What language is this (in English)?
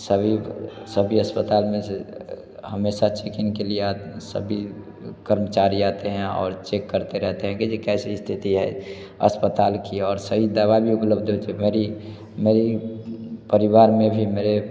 Hindi